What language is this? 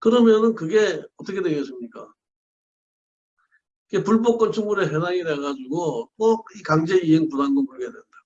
Korean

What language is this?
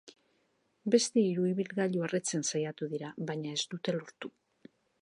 Basque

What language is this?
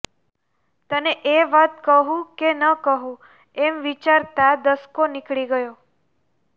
Gujarati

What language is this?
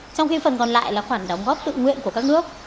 Vietnamese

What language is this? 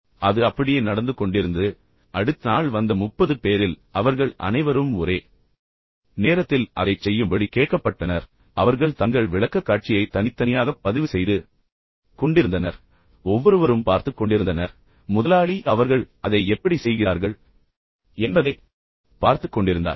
Tamil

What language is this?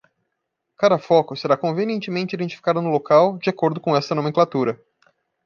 Portuguese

